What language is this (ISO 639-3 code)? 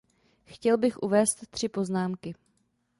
ces